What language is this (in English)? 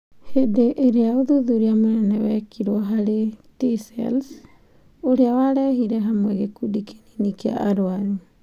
Kikuyu